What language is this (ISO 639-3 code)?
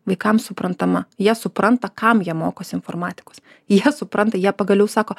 lit